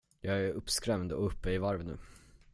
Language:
Swedish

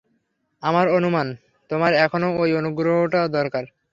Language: Bangla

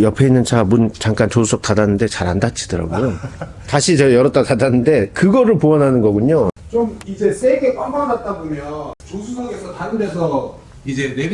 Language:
Korean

